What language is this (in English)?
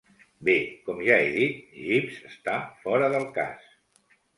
Catalan